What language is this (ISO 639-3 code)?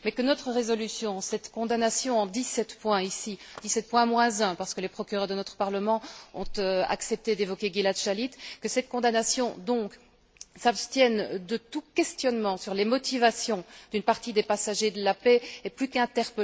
fra